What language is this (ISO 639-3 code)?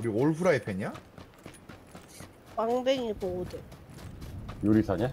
kor